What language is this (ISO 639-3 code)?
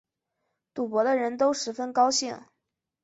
zho